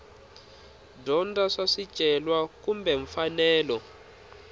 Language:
Tsonga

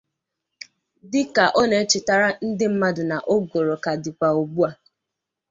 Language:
Igbo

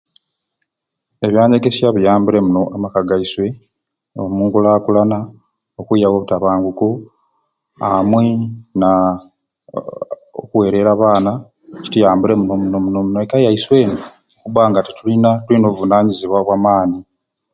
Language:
Ruuli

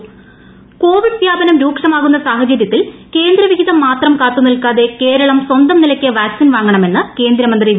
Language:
Malayalam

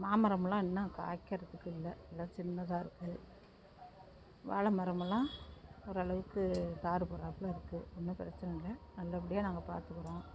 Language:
Tamil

